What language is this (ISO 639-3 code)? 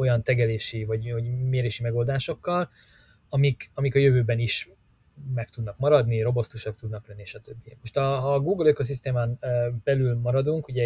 hun